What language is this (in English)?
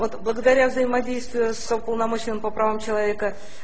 Russian